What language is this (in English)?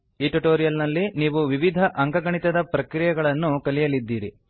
Kannada